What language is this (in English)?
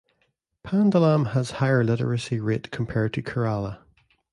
English